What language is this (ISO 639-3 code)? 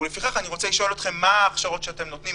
heb